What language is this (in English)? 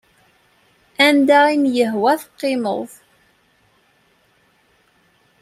Kabyle